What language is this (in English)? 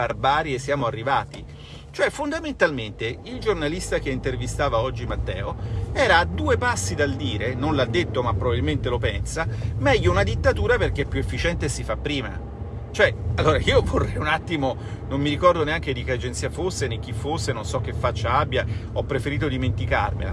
Italian